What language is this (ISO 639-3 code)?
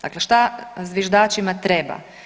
hrv